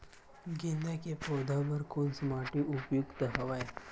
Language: Chhattisgarhi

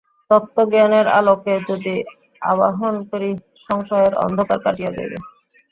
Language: Bangla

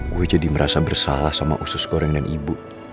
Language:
Indonesian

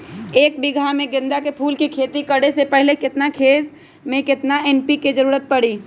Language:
Magahi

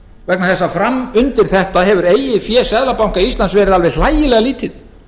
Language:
Icelandic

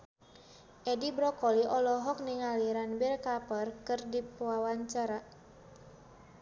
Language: Sundanese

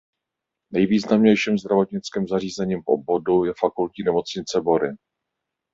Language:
Czech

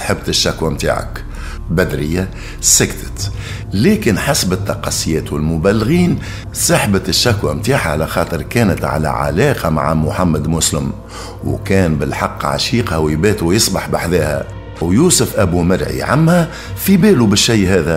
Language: Arabic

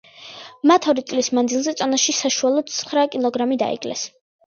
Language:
Georgian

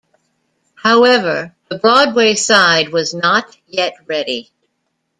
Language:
English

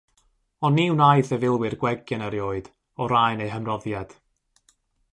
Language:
Welsh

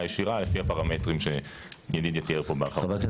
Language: Hebrew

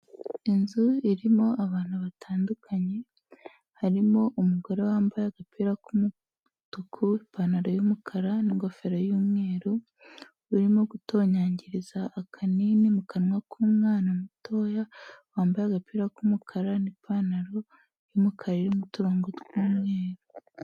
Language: Kinyarwanda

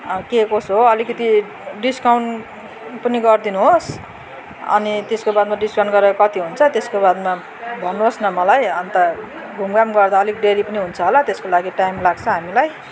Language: Nepali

